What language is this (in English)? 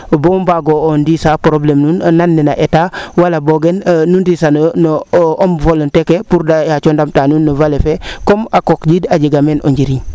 Serer